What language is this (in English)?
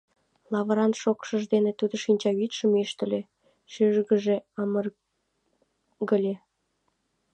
Mari